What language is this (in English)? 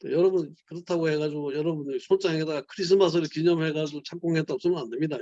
Korean